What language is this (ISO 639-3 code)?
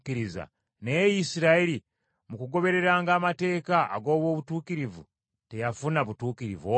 lug